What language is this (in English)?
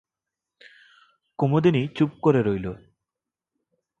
Bangla